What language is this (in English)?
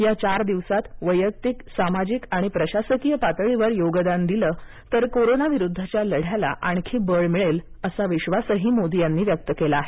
Marathi